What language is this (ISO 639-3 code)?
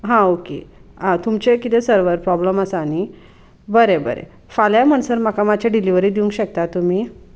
kok